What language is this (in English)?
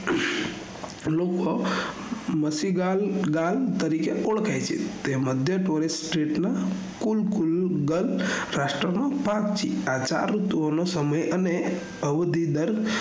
Gujarati